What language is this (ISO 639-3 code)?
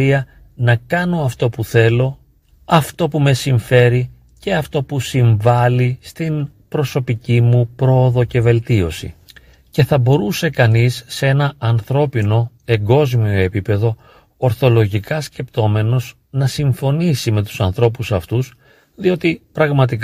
ell